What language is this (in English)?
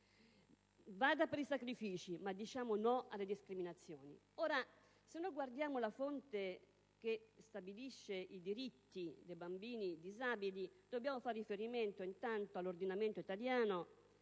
Italian